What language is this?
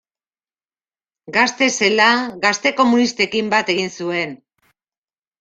Basque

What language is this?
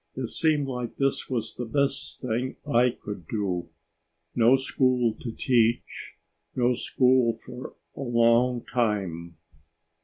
English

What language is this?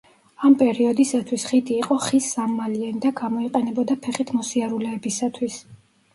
Georgian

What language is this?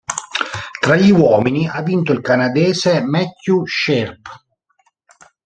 Italian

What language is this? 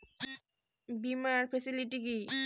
Bangla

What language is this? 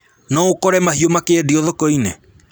Kikuyu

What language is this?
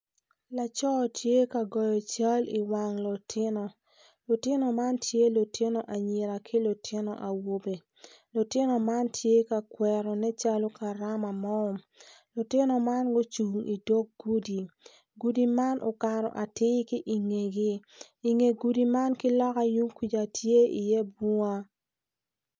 Acoli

